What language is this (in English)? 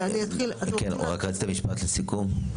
Hebrew